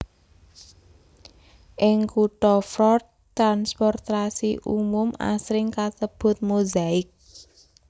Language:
Javanese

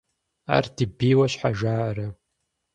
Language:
Kabardian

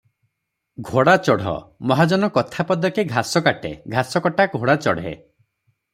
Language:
Odia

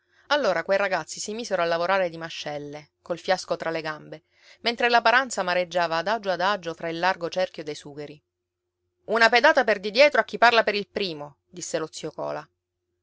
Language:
Italian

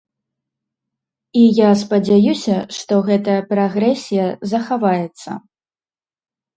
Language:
Belarusian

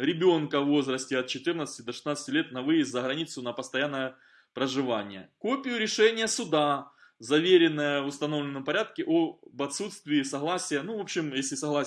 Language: Russian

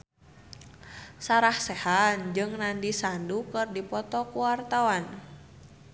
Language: Sundanese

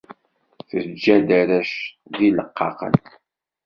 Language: Kabyle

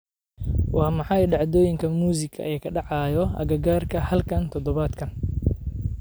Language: Somali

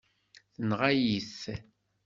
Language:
Kabyle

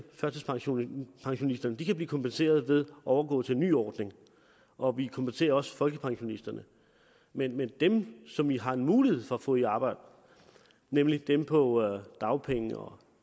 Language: Danish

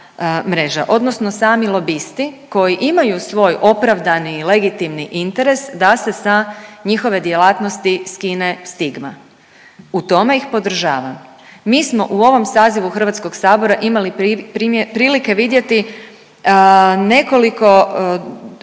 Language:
Croatian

